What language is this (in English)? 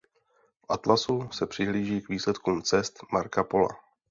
Czech